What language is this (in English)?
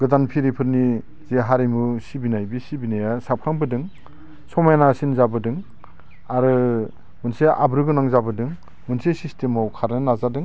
Bodo